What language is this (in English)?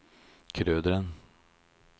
Norwegian